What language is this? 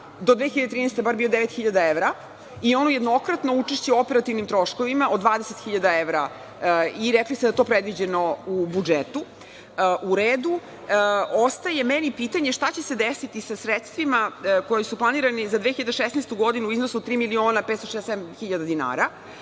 Serbian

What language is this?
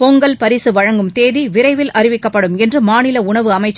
Tamil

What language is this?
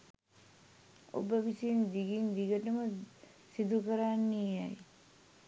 Sinhala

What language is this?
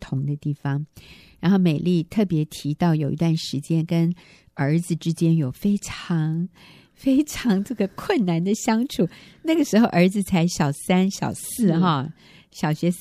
Chinese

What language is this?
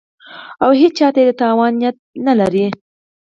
Pashto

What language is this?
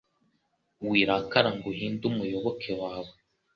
Kinyarwanda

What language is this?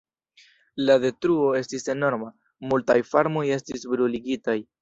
Esperanto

